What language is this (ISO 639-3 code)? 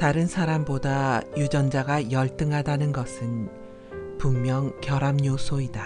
kor